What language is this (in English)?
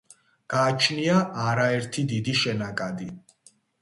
Georgian